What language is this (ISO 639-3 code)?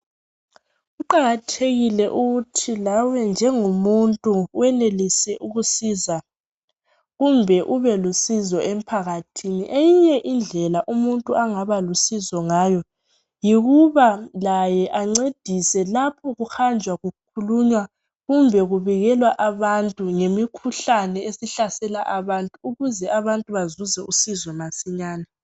nde